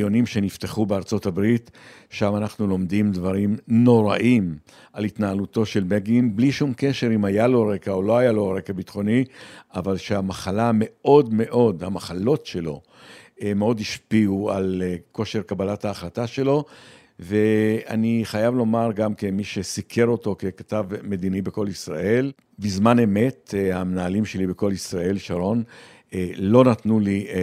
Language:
Hebrew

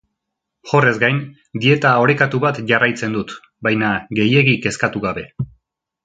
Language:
Basque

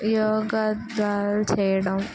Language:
Telugu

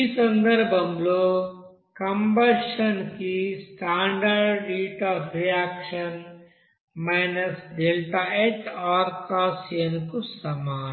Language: Telugu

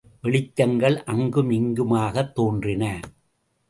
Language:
Tamil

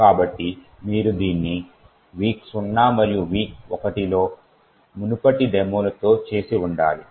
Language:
Telugu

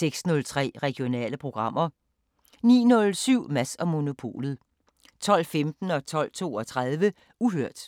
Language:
Danish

